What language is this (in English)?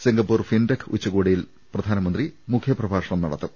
Malayalam